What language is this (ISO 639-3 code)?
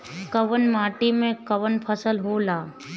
bho